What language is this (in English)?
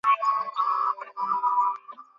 Bangla